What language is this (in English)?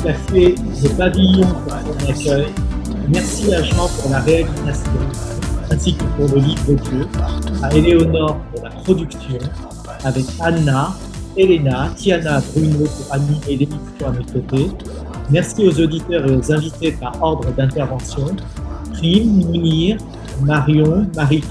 French